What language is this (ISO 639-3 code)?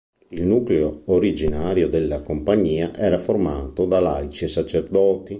ita